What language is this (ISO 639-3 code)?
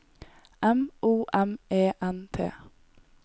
nor